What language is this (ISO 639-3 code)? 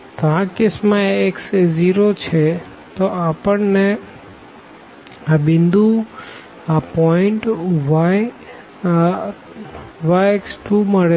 guj